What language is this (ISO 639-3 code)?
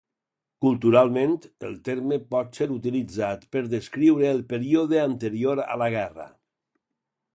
cat